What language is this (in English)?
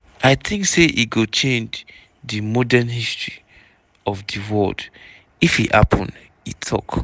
Nigerian Pidgin